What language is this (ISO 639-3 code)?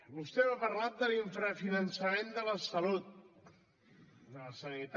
cat